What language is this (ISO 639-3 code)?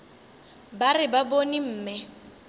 nso